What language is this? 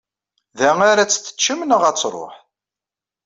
Kabyle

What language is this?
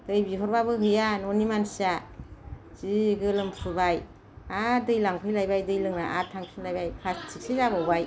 Bodo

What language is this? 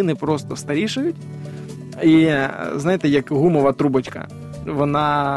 Ukrainian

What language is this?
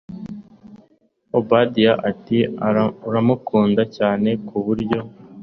Kinyarwanda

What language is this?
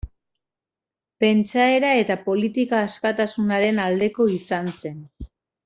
Basque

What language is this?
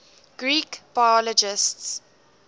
English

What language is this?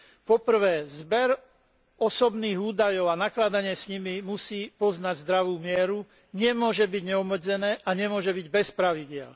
Slovak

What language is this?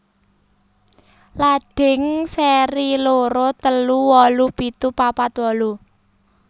Javanese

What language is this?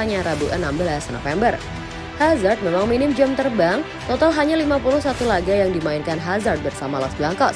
Indonesian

